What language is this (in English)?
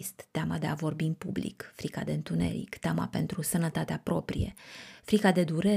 Romanian